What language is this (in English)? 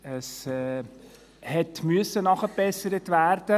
Swiss German